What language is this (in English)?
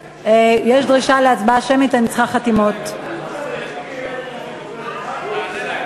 Hebrew